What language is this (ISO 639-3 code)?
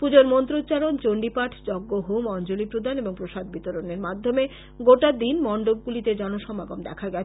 ben